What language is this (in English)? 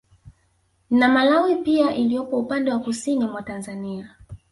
Swahili